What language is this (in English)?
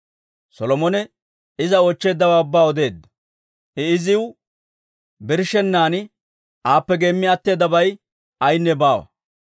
Dawro